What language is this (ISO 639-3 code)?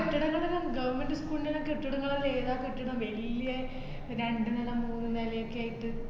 mal